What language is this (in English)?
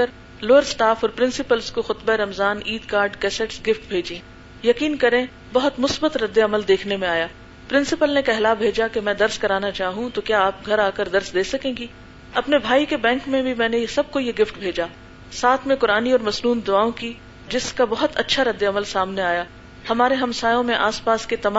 Urdu